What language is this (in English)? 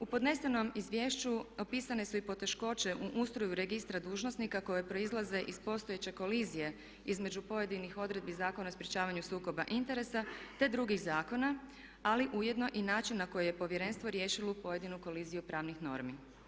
Croatian